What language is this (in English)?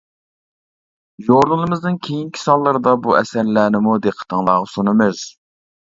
Uyghur